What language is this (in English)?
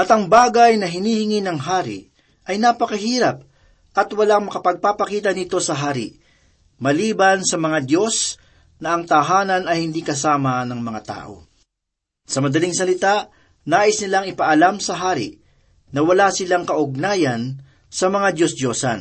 Filipino